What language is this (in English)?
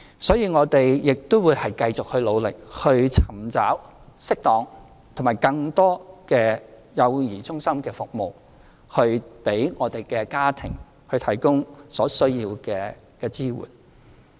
Cantonese